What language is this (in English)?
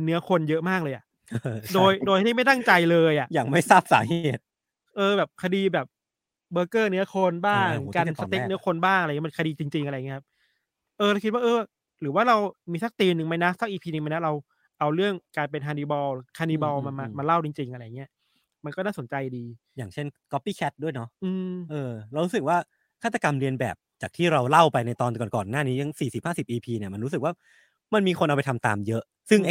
Thai